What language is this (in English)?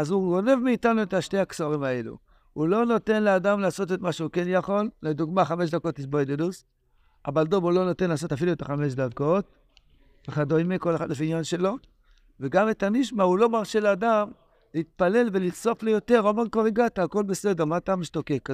Hebrew